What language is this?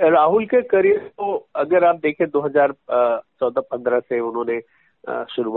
Hindi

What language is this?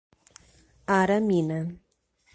Portuguese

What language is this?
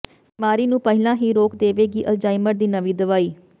Punjabi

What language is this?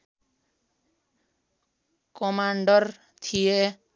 Nepali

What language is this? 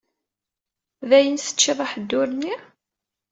Kabyle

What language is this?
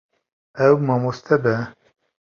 Kurdish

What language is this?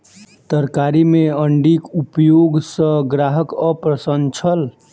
Maithili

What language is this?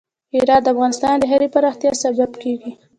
Pashto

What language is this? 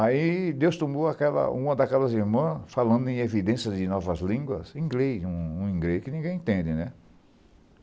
Portuguese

